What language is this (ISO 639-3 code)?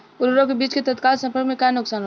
bho